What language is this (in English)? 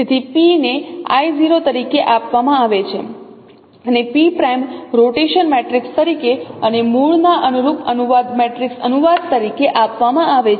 Gujarati